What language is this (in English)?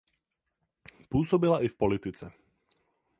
Czech